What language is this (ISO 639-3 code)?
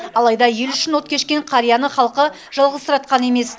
kaz